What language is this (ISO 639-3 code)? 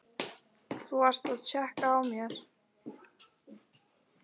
isl